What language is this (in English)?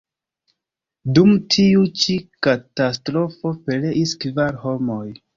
Esperanto